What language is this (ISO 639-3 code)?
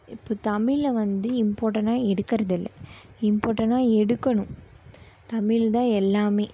tam